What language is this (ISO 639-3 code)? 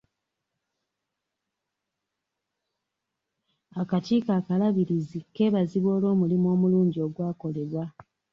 lug